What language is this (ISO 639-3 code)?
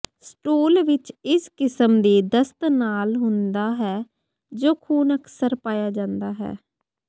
pan